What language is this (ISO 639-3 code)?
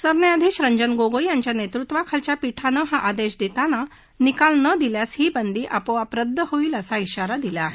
mar